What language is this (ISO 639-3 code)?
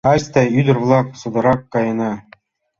chm